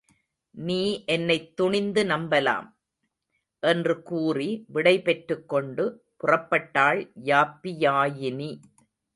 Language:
Tamil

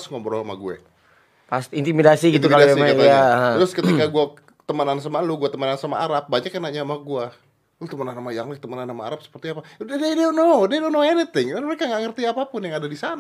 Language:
Indonesian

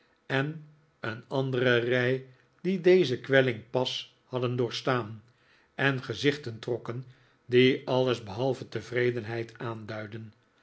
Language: Dutch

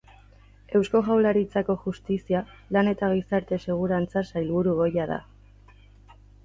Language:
Basque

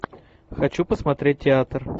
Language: Russian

